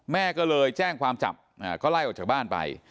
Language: Thai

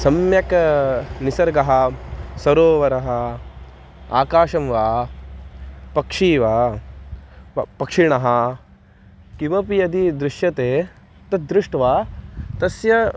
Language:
Sanskrit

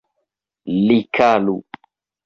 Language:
Esperanto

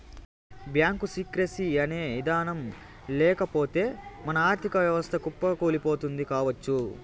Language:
Telugu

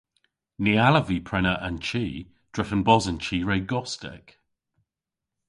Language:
Cornish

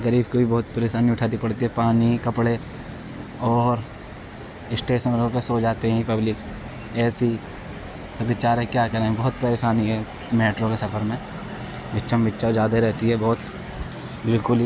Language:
Urdu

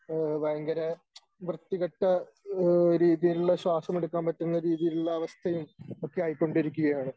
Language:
Malayalam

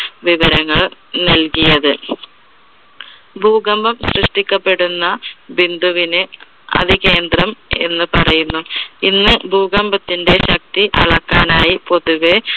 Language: Malayalam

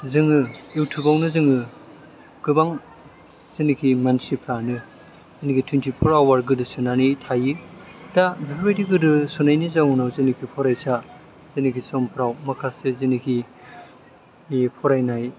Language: Bodo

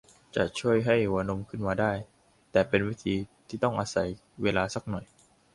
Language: Thai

